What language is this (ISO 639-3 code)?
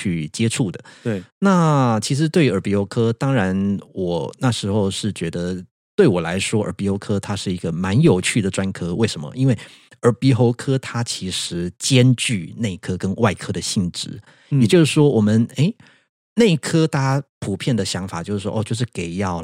zho